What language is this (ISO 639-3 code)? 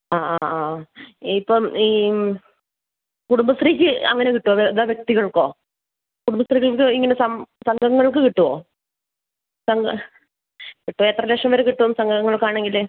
mal